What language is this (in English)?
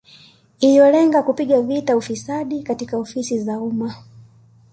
Swahili